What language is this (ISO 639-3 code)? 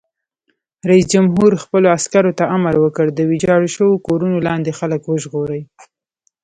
pus